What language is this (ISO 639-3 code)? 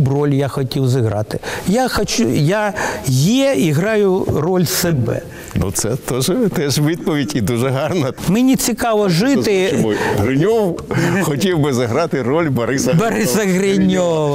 ukr